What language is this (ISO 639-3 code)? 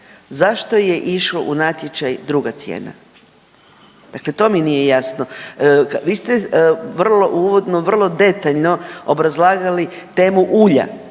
hrv